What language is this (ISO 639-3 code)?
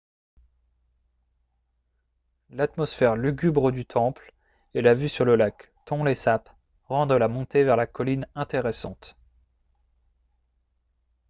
fra